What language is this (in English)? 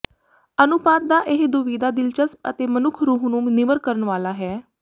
Punjabi